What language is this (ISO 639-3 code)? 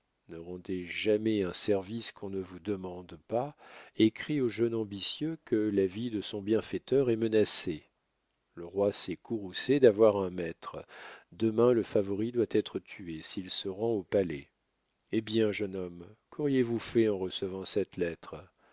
fra